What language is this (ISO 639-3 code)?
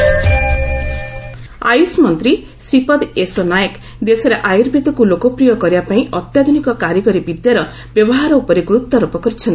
ori